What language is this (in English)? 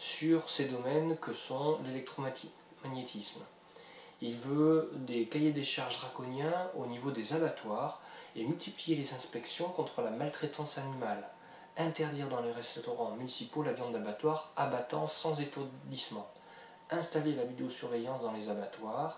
French